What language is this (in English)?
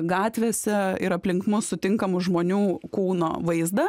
Lithuanian